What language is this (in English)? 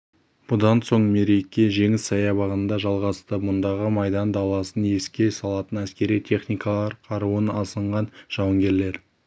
Kazakh